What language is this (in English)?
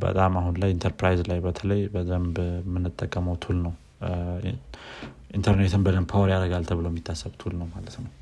Amharic